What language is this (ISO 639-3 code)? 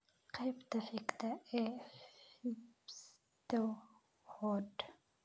som